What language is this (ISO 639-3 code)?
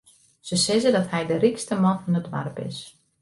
fry